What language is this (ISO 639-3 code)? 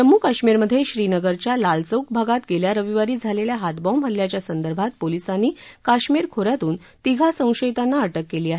mar